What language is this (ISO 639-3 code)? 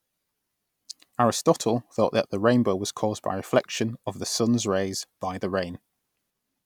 eng